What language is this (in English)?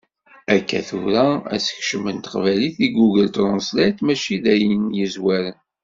Kabyle